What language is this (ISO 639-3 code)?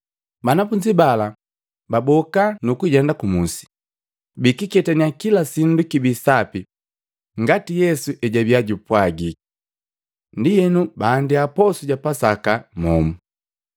mgv